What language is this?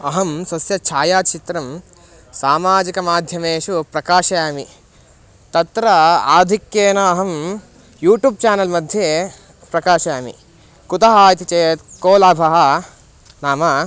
Sanskrit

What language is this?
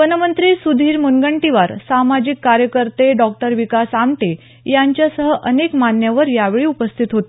Marathi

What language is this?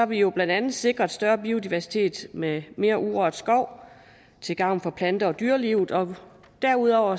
Danish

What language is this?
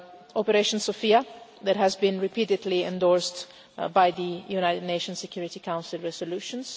English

